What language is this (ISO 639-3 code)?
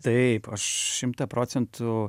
lit